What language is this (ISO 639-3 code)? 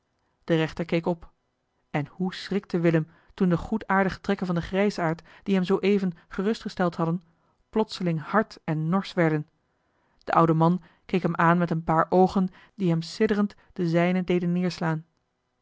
nld